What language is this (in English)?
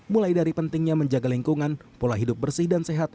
Indonesian